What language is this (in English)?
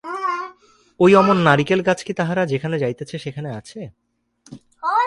Bangla